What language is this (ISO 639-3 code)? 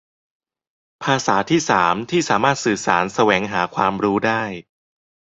tha